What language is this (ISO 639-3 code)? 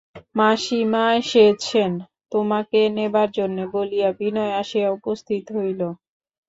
ben